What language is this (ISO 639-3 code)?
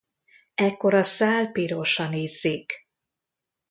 hun